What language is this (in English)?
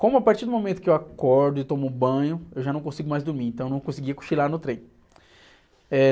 Portuguese